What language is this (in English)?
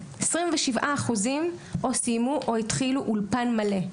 Hebrew